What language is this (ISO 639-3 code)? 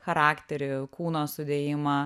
lit